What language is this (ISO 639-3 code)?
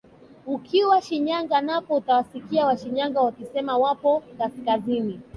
swa